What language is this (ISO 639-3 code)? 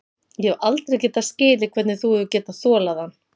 isl